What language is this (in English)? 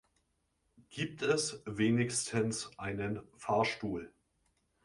German